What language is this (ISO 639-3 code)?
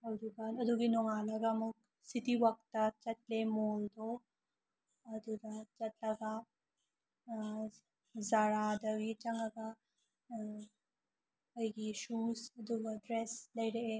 mni